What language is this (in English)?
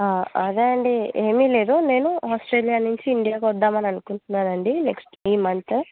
Telugu